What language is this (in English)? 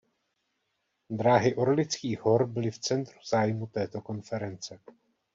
Czech